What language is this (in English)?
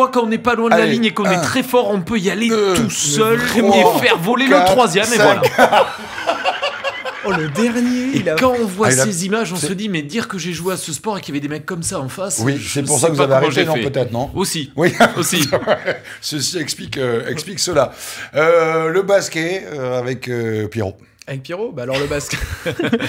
French